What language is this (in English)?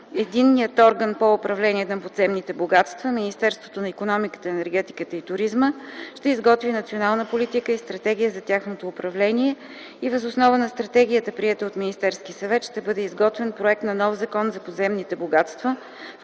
Bulgarian